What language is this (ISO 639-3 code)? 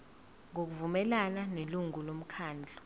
zul